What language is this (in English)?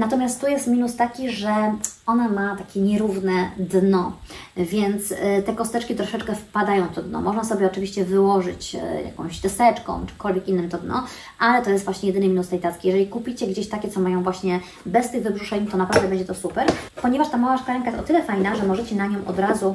Polish